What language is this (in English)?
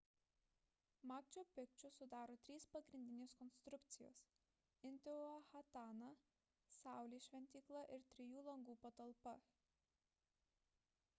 Lithuanian